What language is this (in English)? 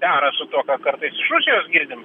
Lithuanian